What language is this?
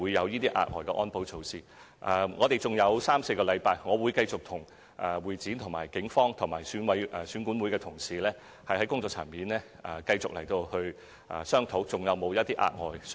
Cantonese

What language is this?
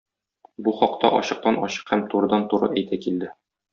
Tatar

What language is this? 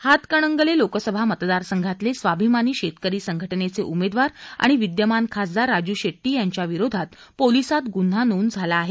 Marathi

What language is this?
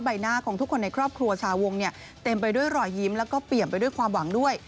Thai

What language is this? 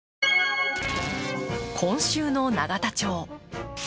Japanese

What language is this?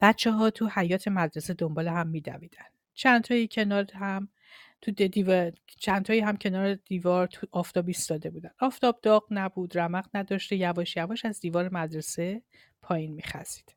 Persian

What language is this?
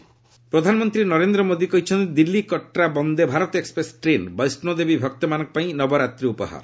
Odia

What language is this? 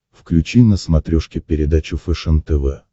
Russian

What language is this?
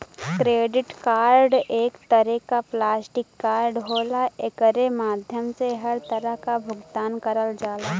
Bhojpuri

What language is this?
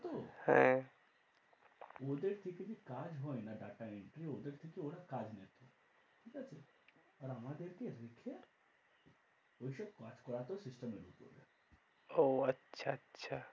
Bangla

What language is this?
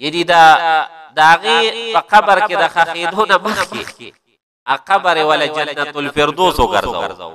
Arabic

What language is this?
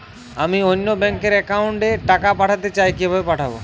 Bangla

